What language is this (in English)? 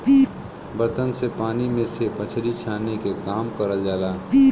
Bhojpuri